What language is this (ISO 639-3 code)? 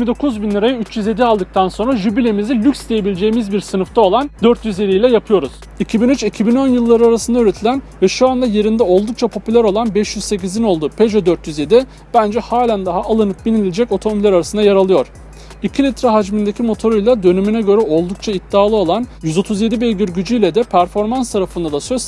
tur